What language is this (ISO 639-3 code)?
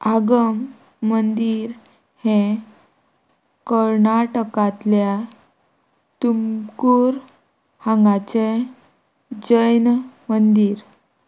kok